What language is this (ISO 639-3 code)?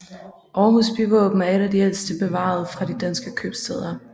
dan